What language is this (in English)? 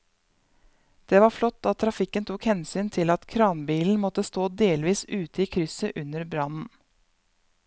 Norwegian